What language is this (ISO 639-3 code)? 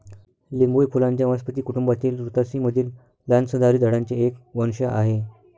mar